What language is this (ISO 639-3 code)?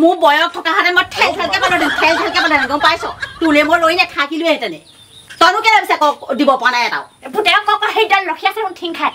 tha